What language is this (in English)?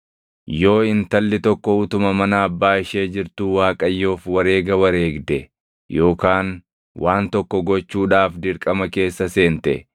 Oromo